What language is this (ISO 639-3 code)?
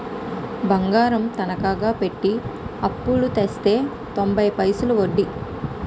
tel